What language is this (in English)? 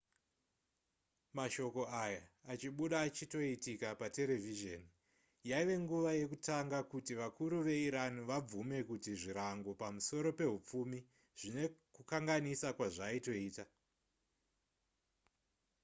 Shona